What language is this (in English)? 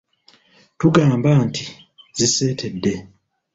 Ganda